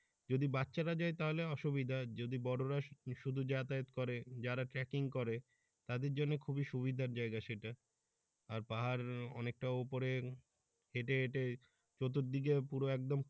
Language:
Bangla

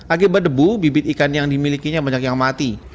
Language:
Indonesian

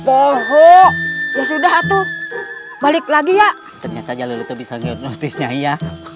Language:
Indonesian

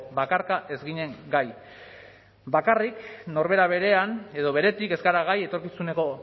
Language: Basque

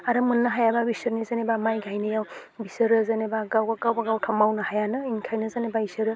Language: Bodo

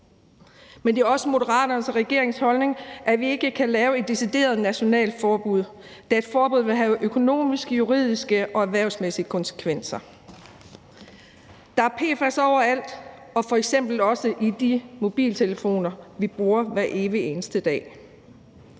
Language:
Danish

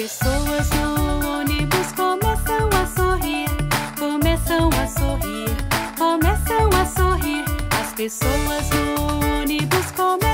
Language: Portuguese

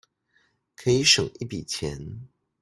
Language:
Chinese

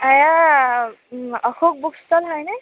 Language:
Assamese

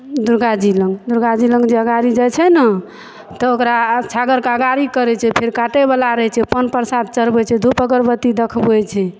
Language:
Maithili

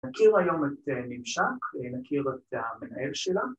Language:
Hebrew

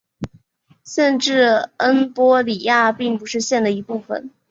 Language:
Chinese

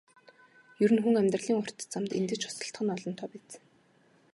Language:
Mongolian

